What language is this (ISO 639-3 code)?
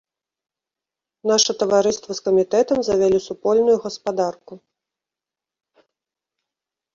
bel